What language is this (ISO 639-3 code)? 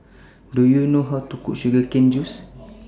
eng